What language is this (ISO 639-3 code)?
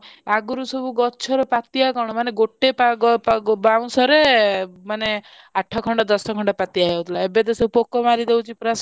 ori